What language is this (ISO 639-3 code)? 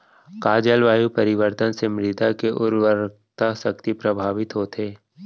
hne